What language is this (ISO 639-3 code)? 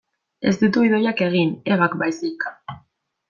eus